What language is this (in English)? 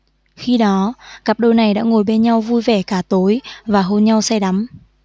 Vietnamese